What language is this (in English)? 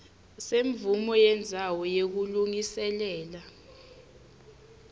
Swati